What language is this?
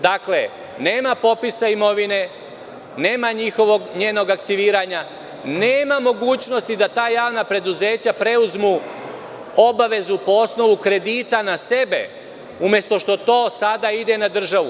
Serbian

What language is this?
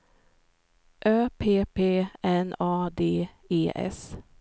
Swedish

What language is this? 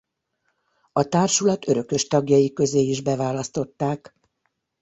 Hungarian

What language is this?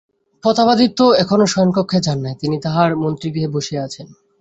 Bangla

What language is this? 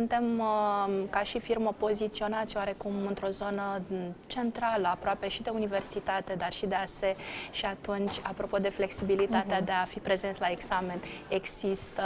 Romanian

